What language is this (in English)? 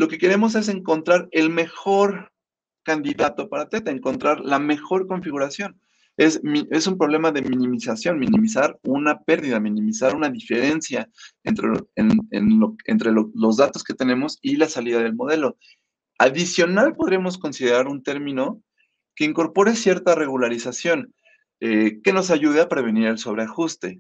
Spanish